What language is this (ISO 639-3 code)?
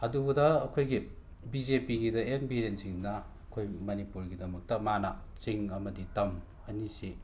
mni